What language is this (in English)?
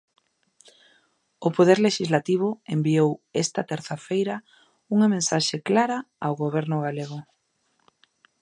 Galician